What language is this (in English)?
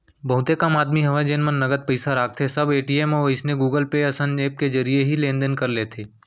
Chhattisgarhi